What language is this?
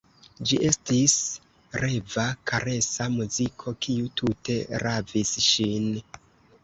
Esperanto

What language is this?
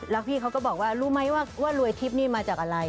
Thai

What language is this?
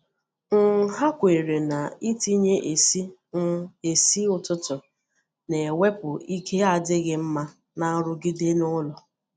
Igbo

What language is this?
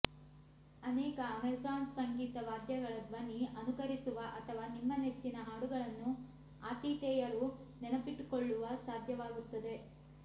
Kannada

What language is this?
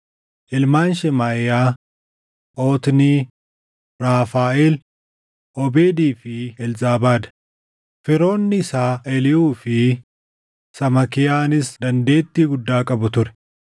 Oromo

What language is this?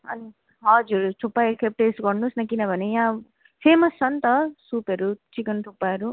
Nepali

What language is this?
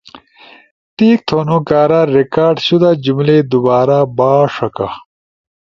Ushojo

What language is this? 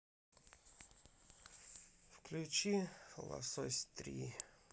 Russian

